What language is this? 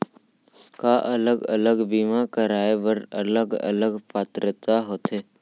Chhattisgarhi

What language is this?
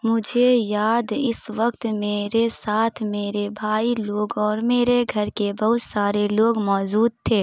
Urdu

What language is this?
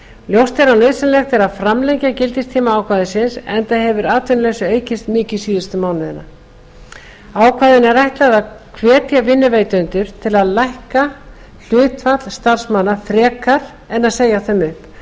Icelandic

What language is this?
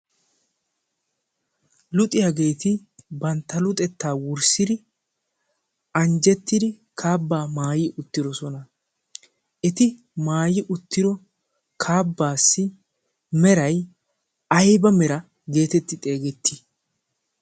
Wolaytta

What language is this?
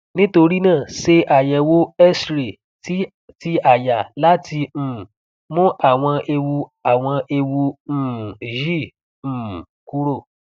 Yoruba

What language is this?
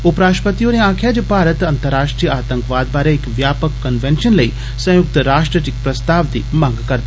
Dogri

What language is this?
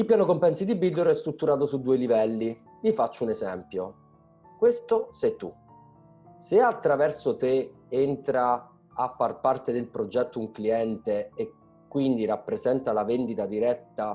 Italian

